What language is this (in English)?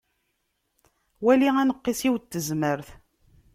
Kabyle